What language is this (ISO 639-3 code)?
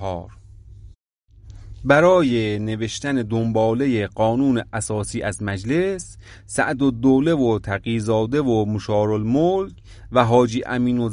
fas